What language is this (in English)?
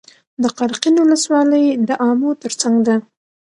Pashto